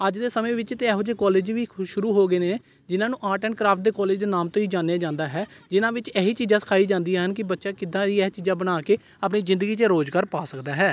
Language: Punjabi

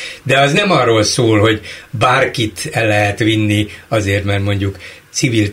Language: Hungarian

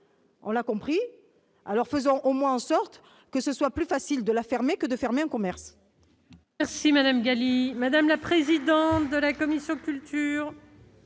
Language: French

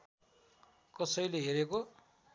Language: Nepali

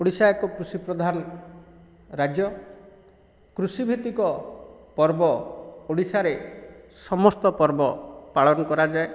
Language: Odia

